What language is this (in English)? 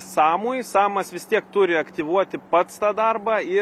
Lithuanian